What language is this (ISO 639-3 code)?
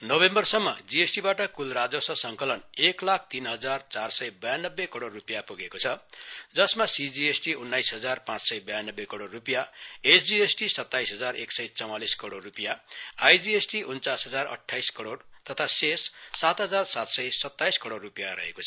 nep